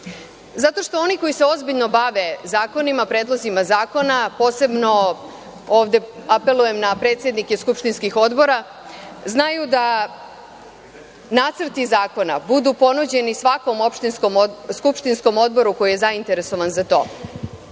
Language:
Serbian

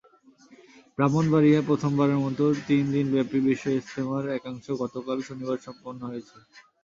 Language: Bangla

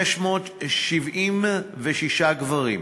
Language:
Hebrew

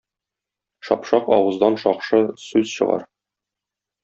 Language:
Tatar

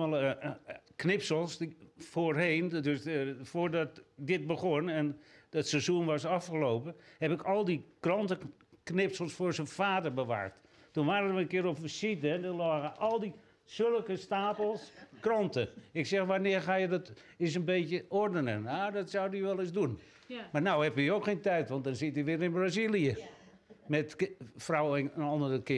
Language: Dutch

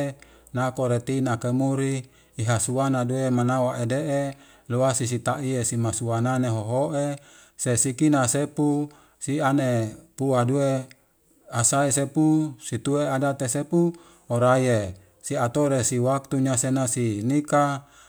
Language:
Wemale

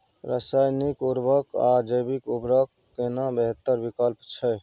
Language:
Maithili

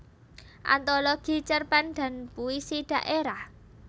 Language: Javanese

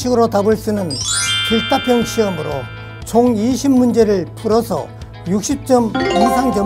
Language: Korean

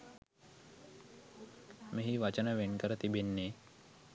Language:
Sinhala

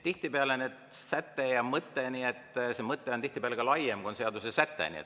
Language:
Estonian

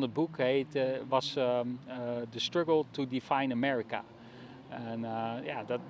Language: Dutch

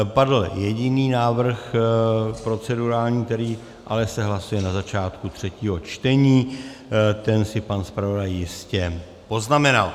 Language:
Czech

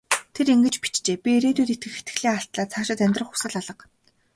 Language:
Mongolian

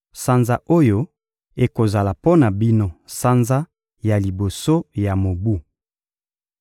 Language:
Lingala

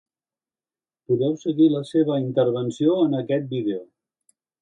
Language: Catalan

